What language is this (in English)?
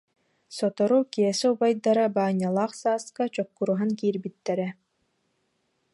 Yakut